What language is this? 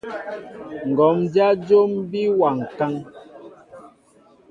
Mbo (Cameroon)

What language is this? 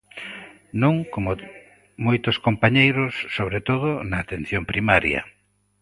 Galician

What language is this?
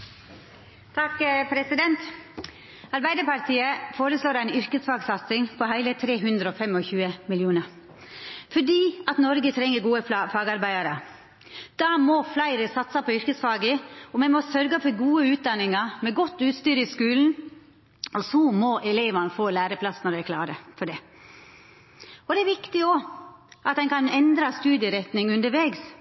Norwegian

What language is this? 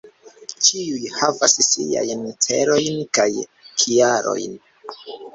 Esperanto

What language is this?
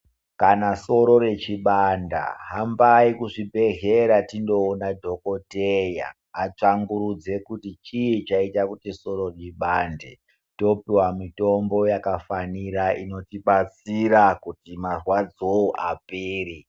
Ndau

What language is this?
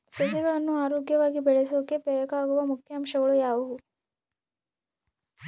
Kannada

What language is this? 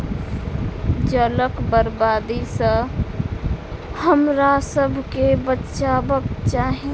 Maithili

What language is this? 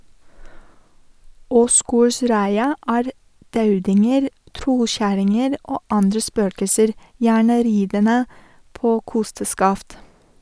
Norwegian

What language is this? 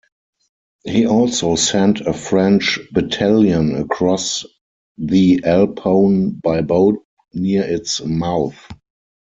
English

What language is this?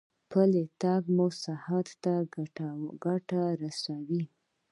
Pashto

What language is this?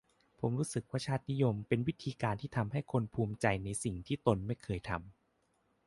Thai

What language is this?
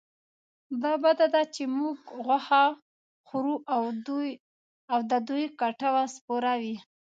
Pashto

